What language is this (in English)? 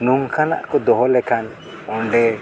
Santali